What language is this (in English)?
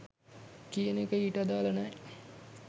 Sinhala